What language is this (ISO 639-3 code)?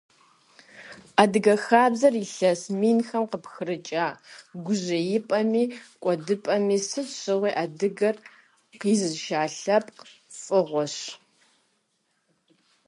kbd